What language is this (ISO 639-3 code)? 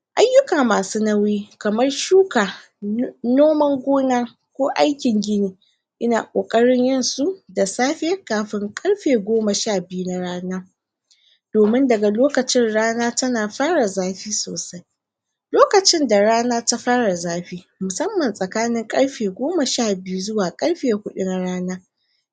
hau